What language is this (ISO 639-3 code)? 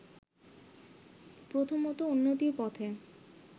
ben